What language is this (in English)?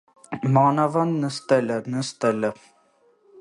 Armenian